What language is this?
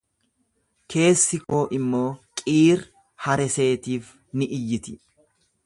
Oromo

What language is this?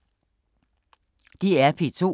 Danish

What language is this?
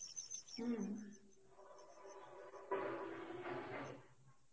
Bangla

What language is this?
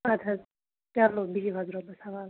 Kashmiri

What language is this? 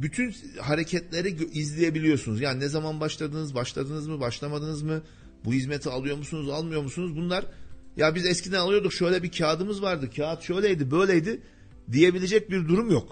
Turkish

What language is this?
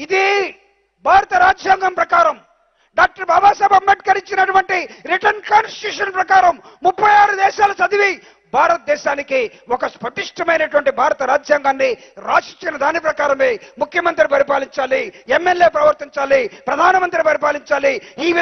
Telugu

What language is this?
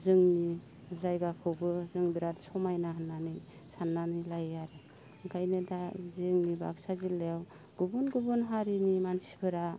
Bodo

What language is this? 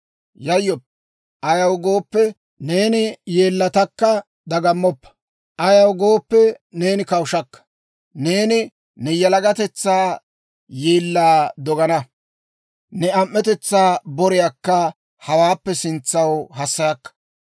Dawro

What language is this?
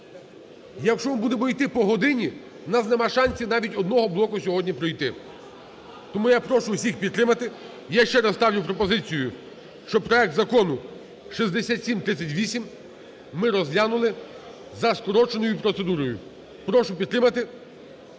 Ukrainian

